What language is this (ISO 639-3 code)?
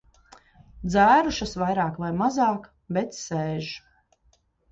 lav